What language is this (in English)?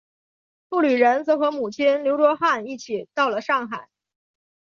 Chinese